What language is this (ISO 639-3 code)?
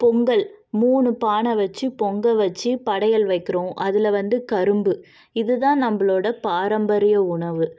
tam